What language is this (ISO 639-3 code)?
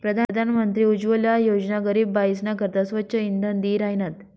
mar